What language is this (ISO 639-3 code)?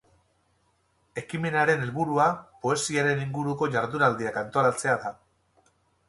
eus